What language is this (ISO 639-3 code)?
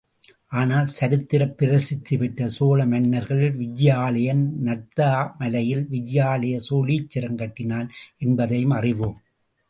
tam